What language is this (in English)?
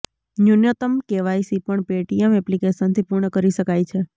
Gujarati